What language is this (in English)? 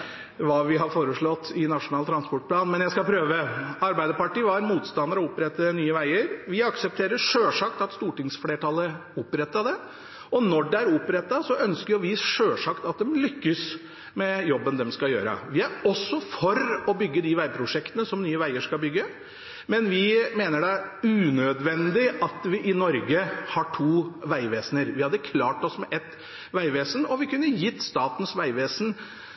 Norwegian Bokmål